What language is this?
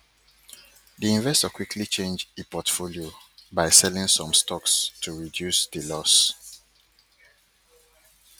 Nigerian Pidgin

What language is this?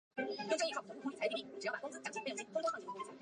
Chinese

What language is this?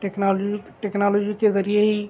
Urdu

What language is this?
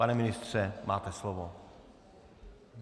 Czech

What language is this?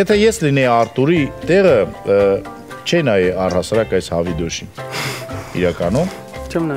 Romanian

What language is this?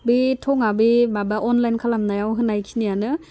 Bodo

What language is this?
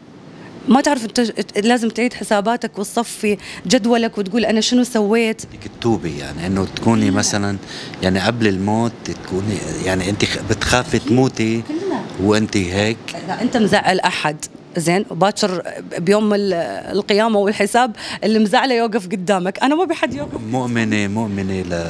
Arabic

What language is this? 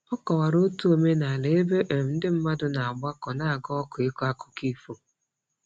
Igbo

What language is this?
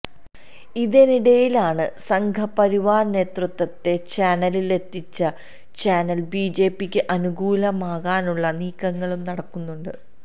Malayalam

